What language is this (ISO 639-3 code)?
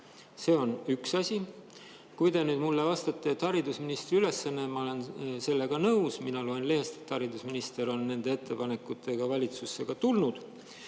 est